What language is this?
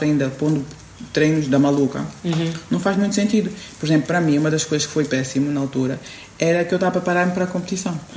Portuguese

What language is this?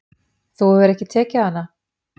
Icelandic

